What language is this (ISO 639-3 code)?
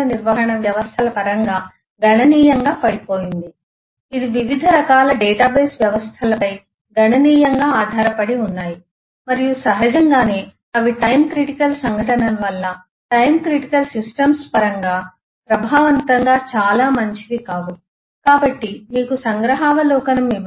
tel